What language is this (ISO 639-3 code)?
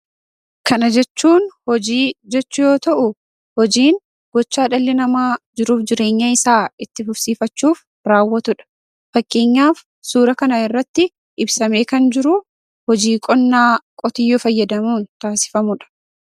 orm